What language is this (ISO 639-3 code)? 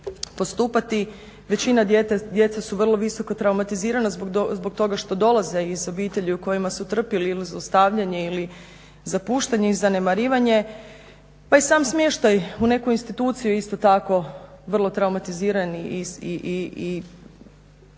hrv